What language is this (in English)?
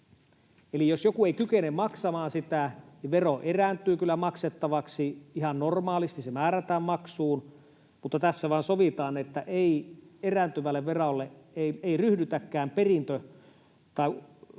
Finnish